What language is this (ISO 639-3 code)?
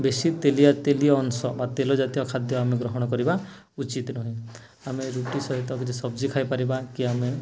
ori